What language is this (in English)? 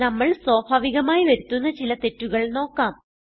Malayalam